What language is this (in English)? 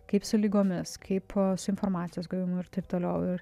Lithuanian